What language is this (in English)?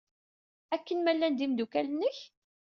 Kabyle